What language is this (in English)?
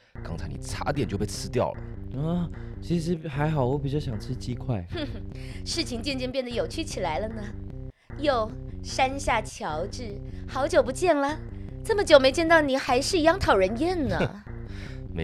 Chinese